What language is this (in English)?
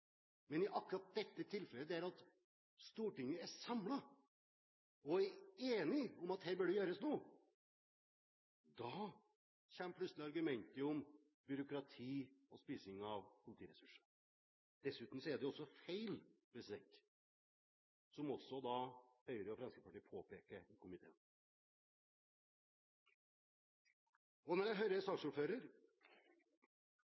Norwegian Bokmål